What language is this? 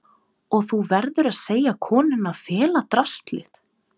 Icelandic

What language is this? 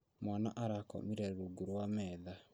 Kikuyu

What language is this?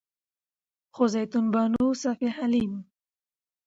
Pashto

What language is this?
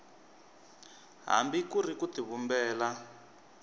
Tsonga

